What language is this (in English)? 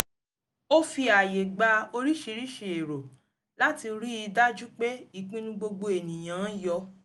Yoruba